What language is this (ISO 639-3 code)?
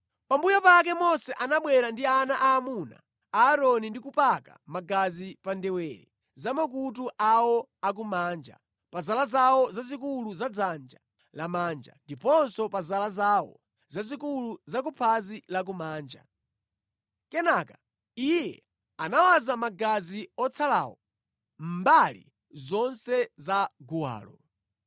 nya